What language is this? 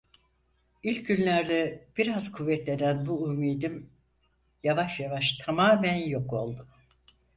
Turkish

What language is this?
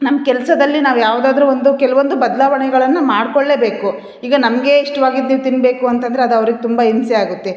Kannada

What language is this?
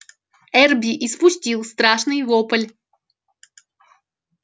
Russian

